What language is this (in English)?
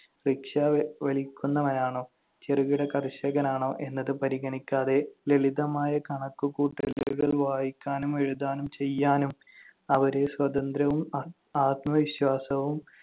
Malayalam